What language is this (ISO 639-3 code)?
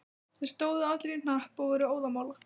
isl